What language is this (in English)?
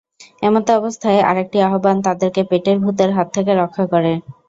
Bangla